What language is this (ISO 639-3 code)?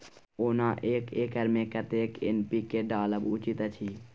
mai